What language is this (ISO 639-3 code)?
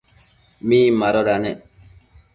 mcf